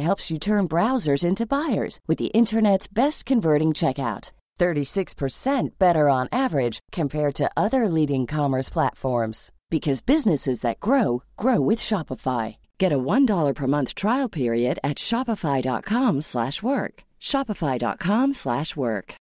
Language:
Filipino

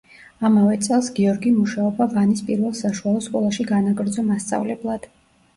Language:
Georgian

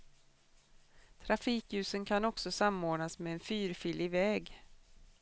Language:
Swedish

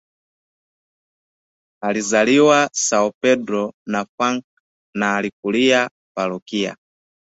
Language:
Swahili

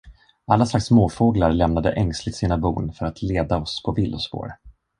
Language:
Swedish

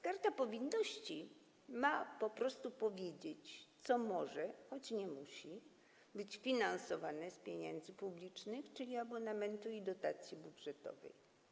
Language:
Polish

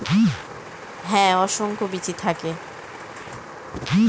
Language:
Bangla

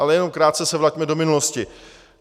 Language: Czech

